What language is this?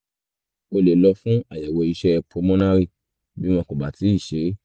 Yoruba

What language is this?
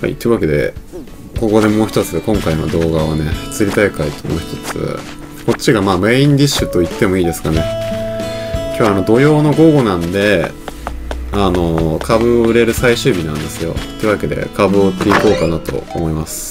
Japanese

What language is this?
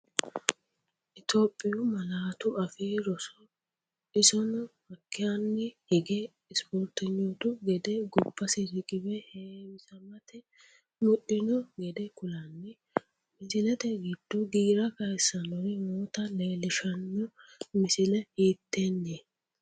Sidamo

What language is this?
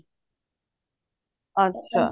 Punjabi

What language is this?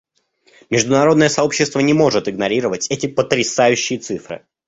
Russian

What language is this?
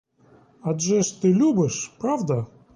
Ukrainian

